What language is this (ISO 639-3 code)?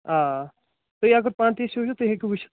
kas